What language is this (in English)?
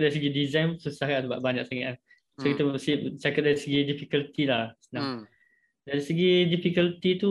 Malay